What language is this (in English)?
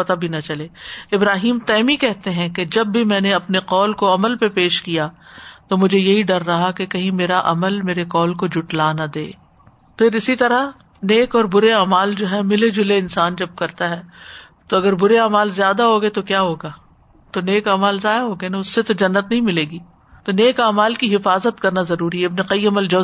Urdu